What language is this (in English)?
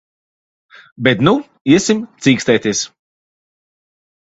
Latvian